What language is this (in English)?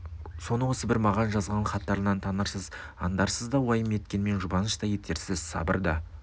Kazakh